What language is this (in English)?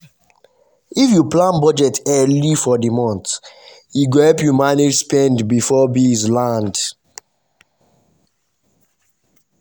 Nigerian Pidgin